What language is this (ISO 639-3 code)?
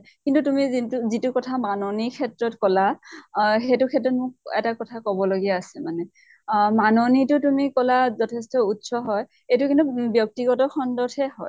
asm